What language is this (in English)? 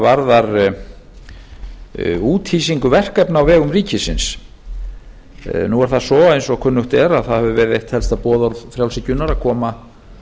Icelandic